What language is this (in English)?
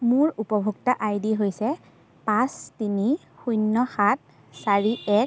Assamese